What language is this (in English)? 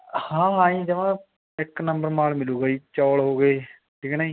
Punjabi